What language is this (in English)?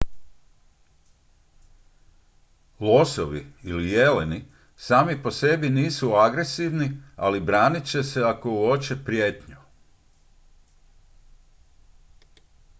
Croatian